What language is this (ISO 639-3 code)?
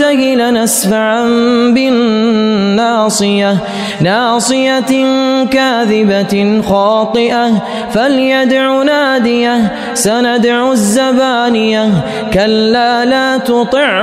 ara